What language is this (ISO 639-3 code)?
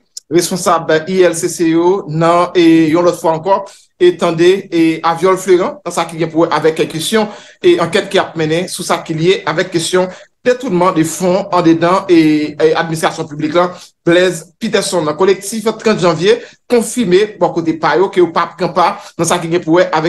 fra